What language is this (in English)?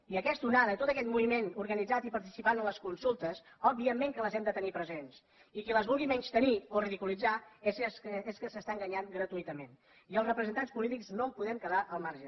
Catalan